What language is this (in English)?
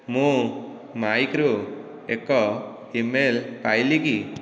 Odia